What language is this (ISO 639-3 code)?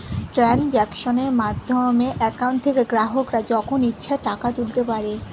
ben